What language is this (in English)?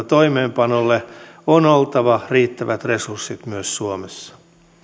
Finnish